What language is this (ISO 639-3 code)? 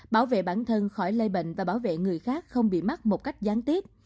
vie